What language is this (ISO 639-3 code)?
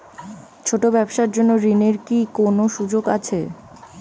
ben